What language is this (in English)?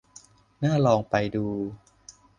Thai